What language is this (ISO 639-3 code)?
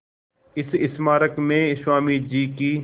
hin